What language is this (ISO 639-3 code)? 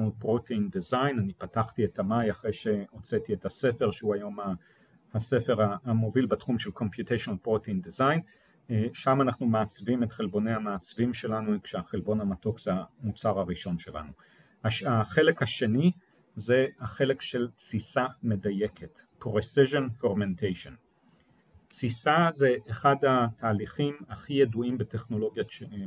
heb